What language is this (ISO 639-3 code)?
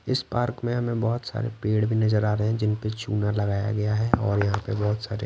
hin